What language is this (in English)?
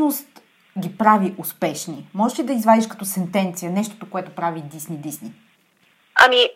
Bulgarian